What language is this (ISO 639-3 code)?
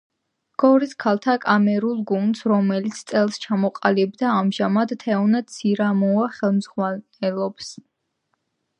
kat